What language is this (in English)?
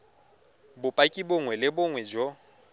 Tswana